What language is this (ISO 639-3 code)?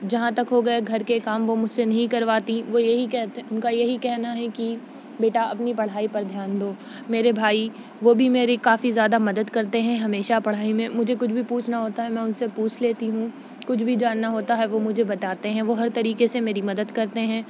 urd